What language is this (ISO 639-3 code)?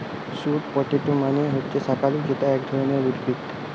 ben